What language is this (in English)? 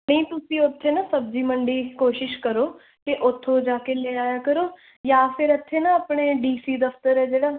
Punjabi